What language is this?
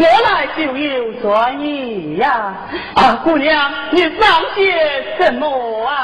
Chinese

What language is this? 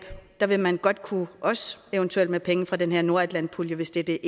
Danish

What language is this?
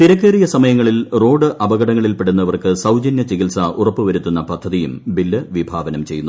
Malayalam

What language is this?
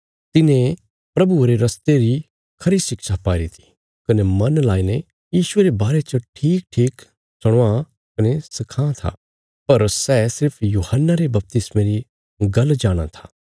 Bilaspuri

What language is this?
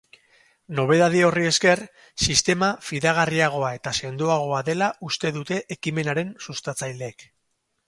Basque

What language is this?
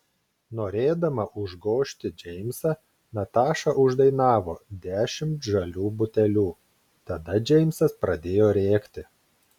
Lithuanian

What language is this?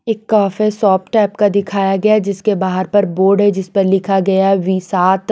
Hindi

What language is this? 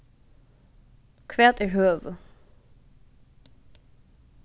Faroese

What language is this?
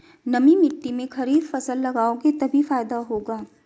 Hindi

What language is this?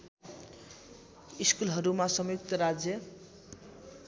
Nepali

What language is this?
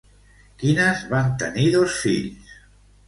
Catalan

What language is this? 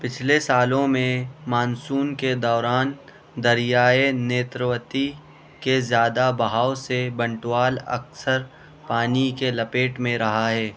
Urdu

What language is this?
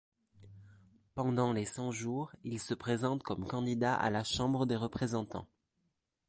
French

